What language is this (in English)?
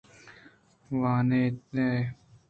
Eastern Balochi